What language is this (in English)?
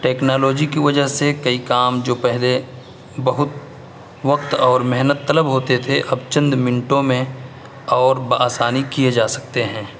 Urdu